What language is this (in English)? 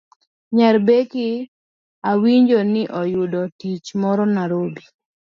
Luo (Kenya and Tanzania)